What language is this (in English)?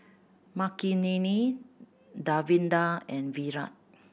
English